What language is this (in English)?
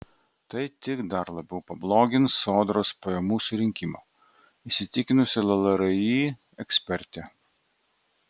Lithuanian